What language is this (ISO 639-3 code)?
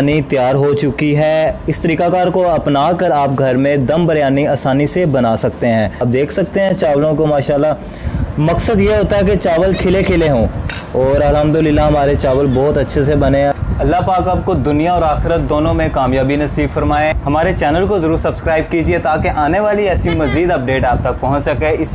hin